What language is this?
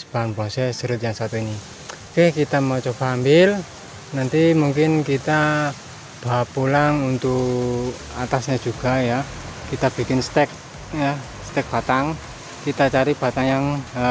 Indonesian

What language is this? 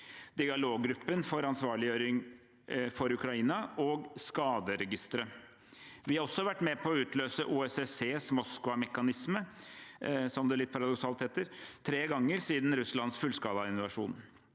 Norwegian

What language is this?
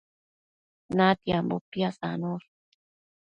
Matsés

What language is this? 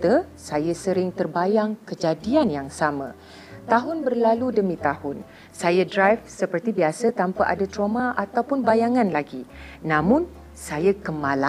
Malay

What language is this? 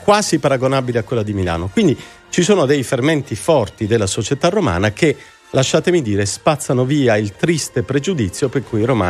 Italian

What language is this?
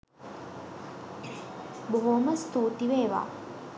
Sinhala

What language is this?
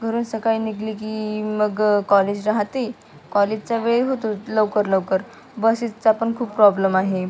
Marathi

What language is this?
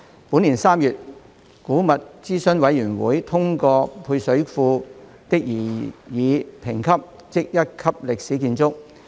Cantonese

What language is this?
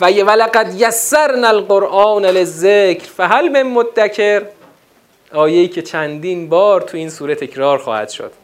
Persian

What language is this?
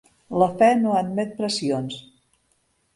Catalan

